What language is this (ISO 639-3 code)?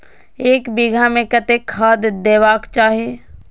mai